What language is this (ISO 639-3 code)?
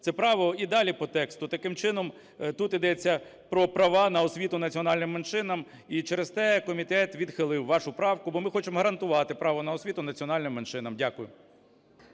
ukr